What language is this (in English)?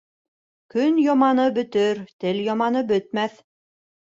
Bashkir